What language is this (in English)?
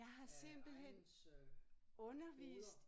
Danish